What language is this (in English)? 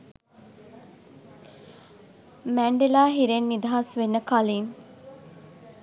Sinhala